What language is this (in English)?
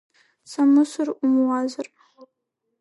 Abkhazian